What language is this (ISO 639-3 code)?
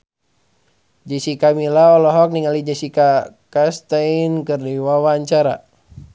sun